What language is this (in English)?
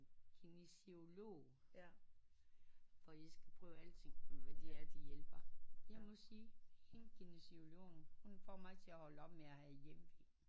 Danish